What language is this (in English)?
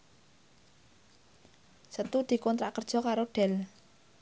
Javanese